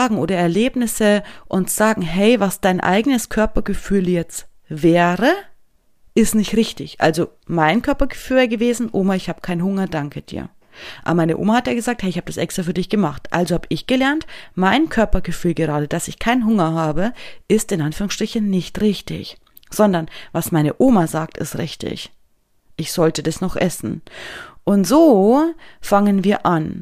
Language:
German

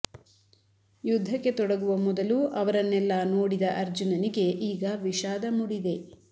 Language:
Kannada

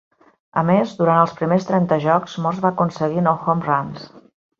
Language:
Catalan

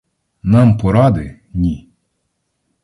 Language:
Ukrainian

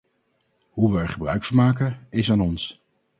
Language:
Dutch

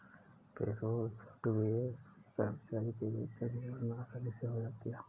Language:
Hindi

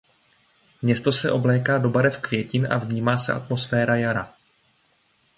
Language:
Czech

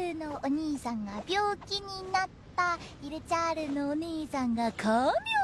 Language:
Japanese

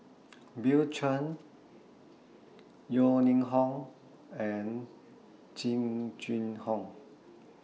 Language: English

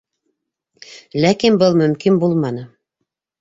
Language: Bashkir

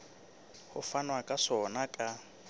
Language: Southern Sotho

